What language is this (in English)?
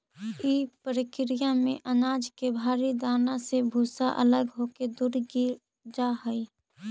Magahi